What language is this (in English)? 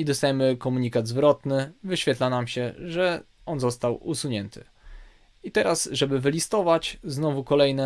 Polish